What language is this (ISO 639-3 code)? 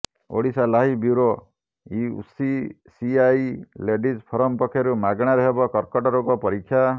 ori